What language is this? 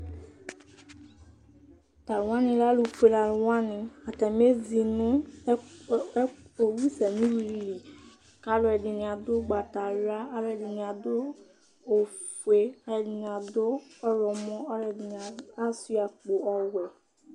Ikposo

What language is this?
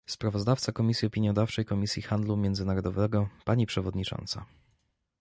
Polish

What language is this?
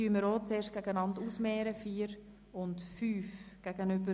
Swiss German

